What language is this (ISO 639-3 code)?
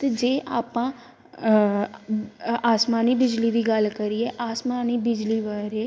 pan